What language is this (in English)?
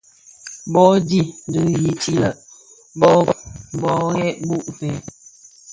Bafia